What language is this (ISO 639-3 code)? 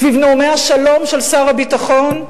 heb